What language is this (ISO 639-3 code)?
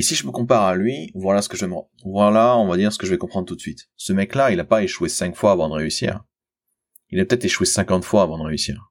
fra